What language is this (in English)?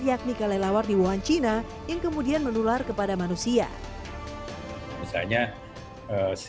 Indonesian